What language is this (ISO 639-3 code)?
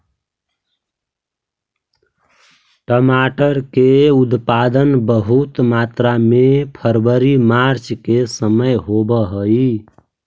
mag